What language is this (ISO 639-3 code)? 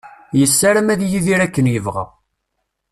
kab